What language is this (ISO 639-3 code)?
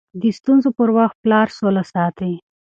pus